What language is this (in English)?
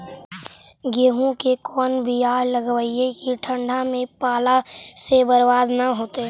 Magahi